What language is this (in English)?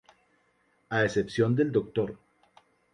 Spanish